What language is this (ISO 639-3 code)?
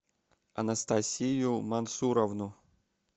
rus